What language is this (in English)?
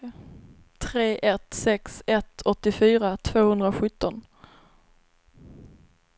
Swedish